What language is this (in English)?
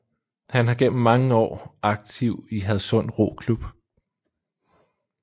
Danish